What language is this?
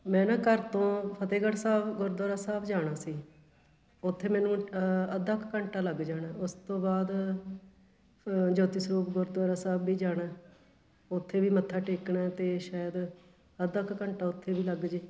Punjabi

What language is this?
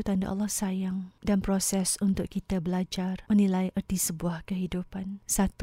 Malay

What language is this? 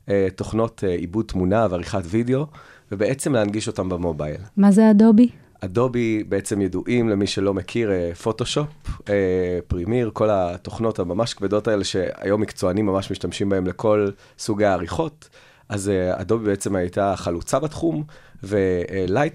Hebrew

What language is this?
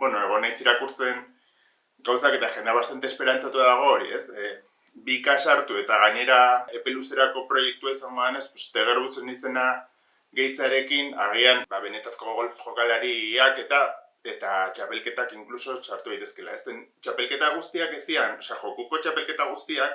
Basque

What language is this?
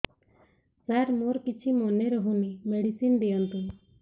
Odia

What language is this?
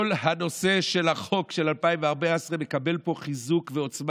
Hebrew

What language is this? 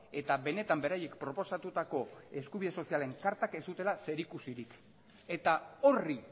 Basque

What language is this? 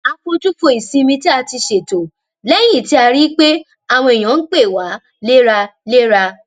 Yoruba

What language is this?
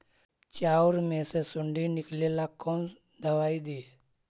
Magahi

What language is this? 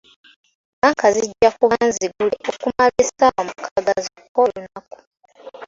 Ganda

